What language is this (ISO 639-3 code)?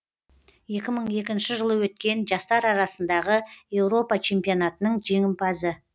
kaz